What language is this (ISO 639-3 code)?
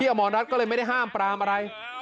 tha